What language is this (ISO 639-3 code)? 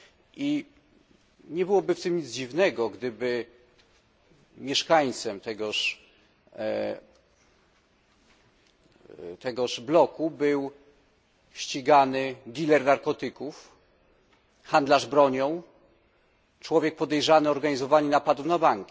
pol